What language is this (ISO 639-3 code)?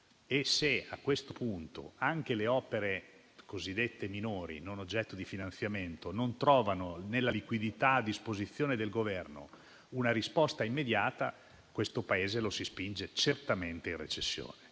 ita